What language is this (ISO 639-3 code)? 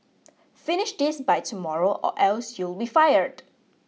eng